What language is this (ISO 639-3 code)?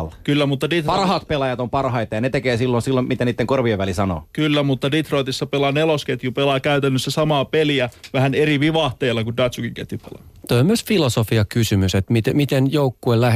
fin